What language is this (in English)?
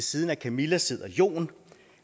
Danish